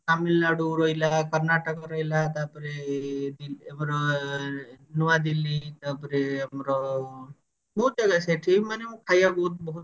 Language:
Odia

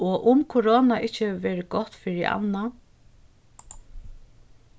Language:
Faroese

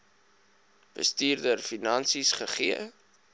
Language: Afrikaans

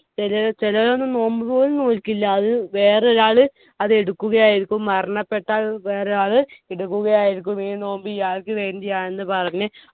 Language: Malayalam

